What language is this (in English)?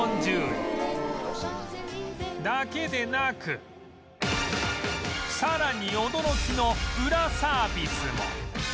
Japanese